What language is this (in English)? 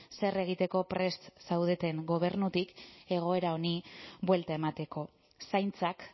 Basque